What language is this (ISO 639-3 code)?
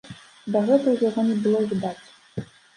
bel